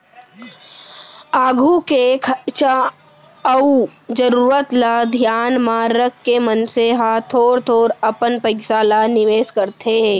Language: Chhattisgarhi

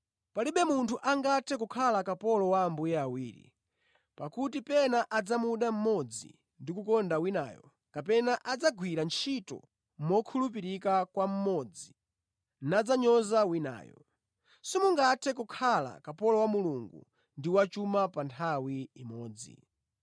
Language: Nyanja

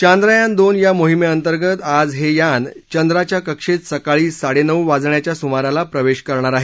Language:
Marathi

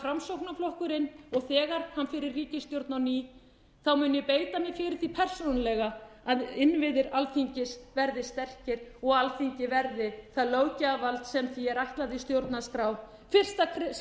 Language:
Icelandic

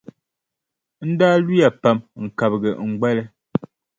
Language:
Dagbani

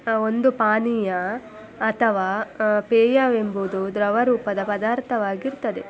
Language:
Kannada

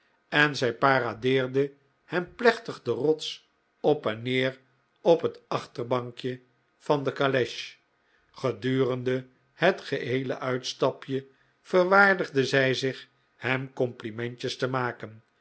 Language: Dutch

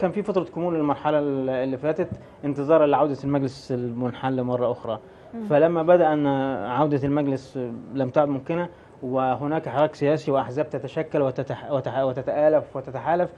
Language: Arabic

